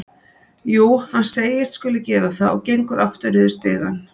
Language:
Icelandic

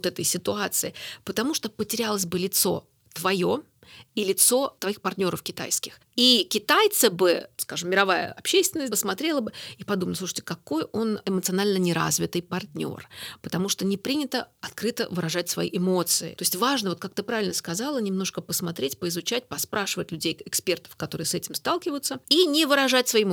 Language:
Russian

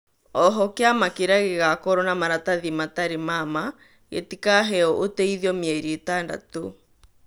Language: Kikuyu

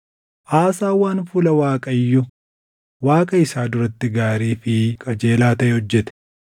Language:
Oromo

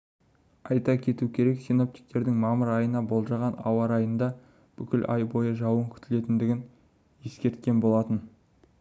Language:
Kazakh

